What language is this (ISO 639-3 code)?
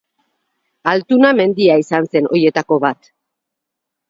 eus